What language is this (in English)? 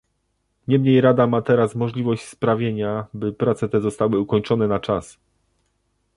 Polish